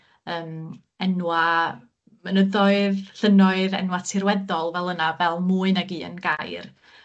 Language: Welsh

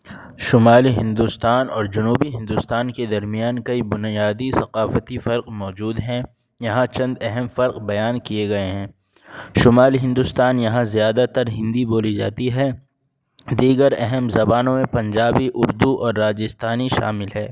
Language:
Urdu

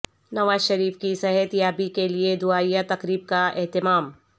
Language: Urdu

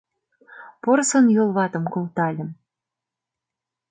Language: Mari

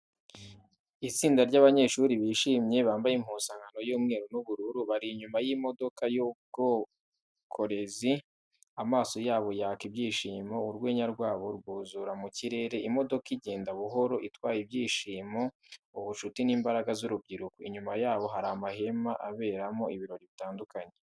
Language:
Kinyarwanda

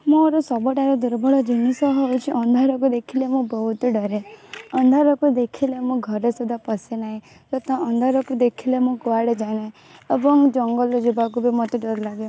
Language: Odia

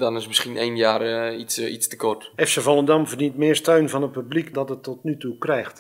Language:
Dutch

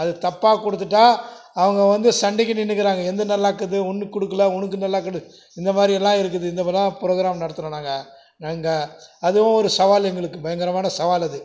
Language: Tamil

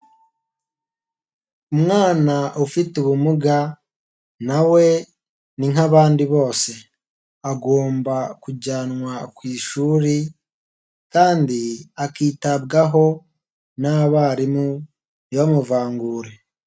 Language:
Kinyarwanda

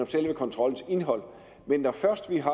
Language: Danish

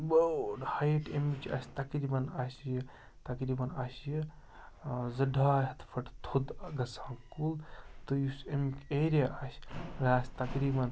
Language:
Kashmiri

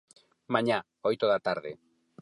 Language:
Galician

